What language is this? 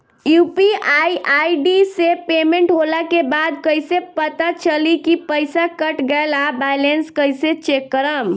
Bhojpuri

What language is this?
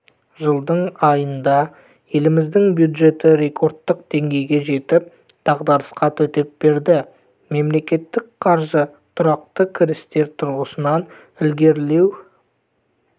Kazakh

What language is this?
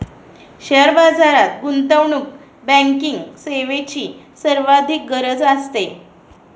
Marathi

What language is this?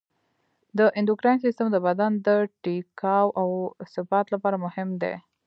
Pashto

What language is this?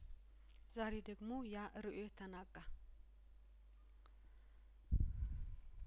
Amharic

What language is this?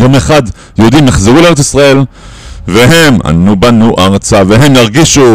Hebrew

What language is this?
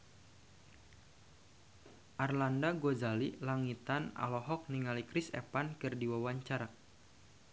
Sundanese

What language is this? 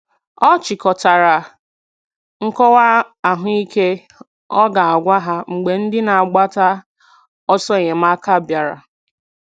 Igbo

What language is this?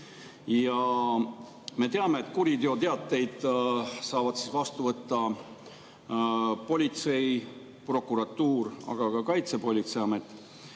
Estonian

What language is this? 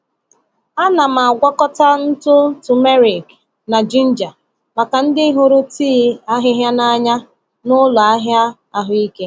Igbo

